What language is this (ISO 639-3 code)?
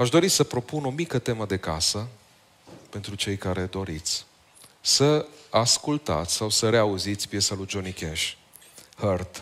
ron